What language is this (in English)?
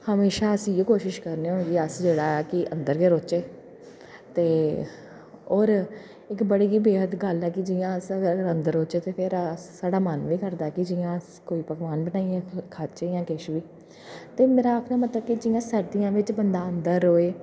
Dogri